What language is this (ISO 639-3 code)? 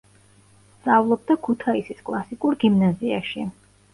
kat